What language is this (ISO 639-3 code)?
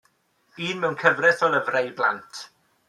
cym